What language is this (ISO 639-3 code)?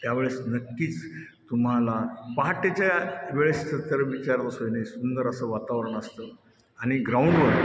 mar